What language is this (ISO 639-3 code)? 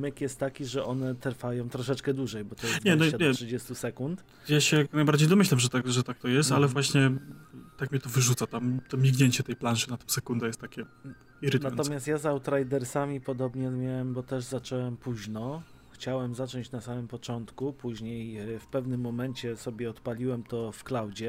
pol